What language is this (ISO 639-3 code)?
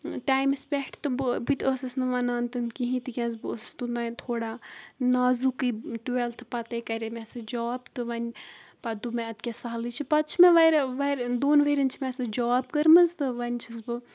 kas